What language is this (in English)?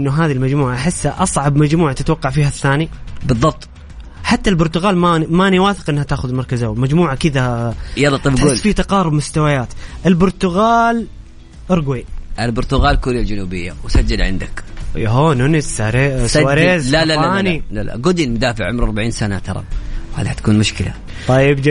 Arabic